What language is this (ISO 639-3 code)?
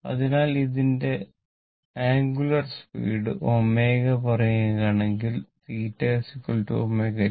mal